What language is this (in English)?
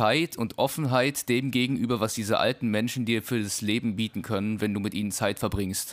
German